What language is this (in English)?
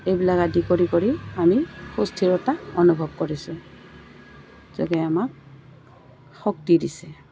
Assamese